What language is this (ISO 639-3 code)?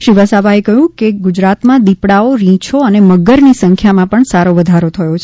guj